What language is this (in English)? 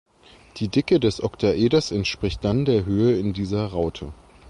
German